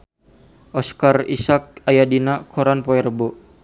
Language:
Sundanese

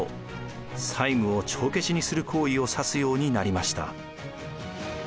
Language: Japanese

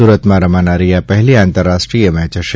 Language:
Gujarati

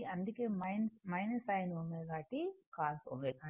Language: Telugu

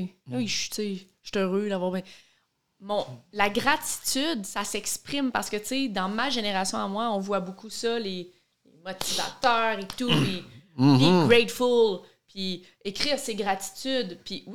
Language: French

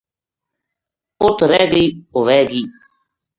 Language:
Gujari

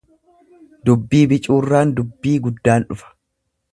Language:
Oromo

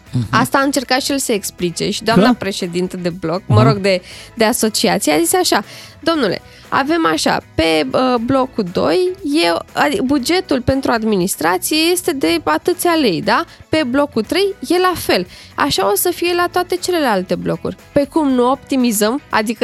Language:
Romanian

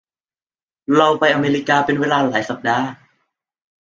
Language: Thai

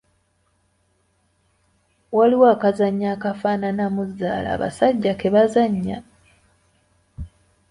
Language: Ganda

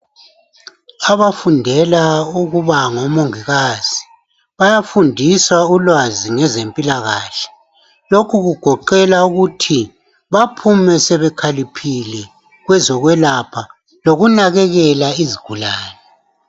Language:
North Ndebele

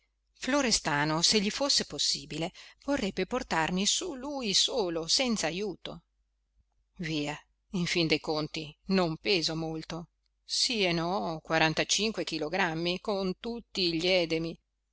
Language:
Italian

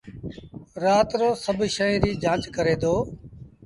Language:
Sindhi Bhil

